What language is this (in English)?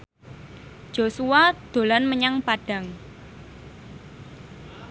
Javanese